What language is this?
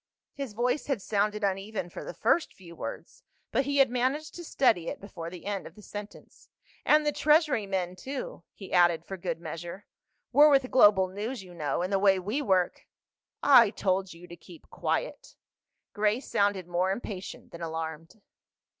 English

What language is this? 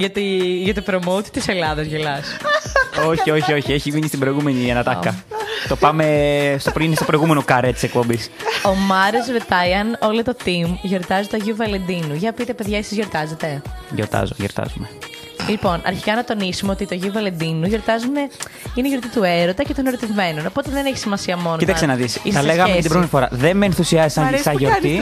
Greek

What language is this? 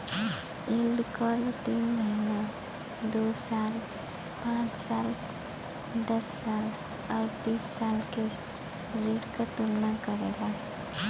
Bhojpuri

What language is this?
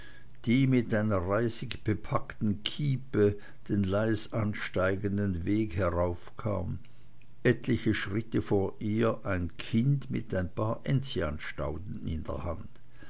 German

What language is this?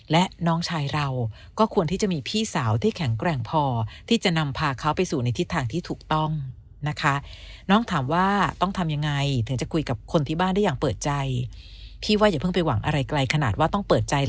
Thai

